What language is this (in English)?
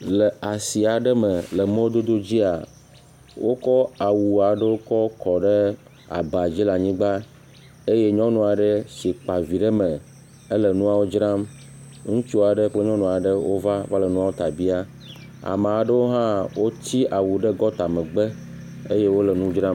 Ewe